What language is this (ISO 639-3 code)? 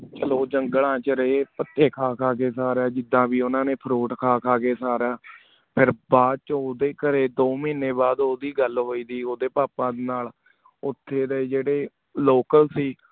pan